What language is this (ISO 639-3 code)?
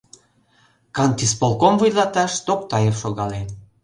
chm